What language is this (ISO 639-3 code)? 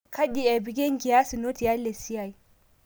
mas